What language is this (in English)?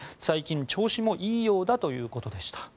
Japanese